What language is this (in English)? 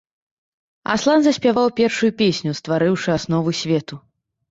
Belarusian